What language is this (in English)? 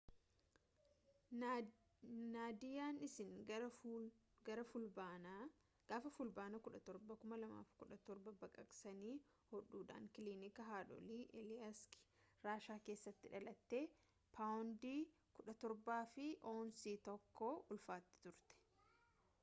Oromo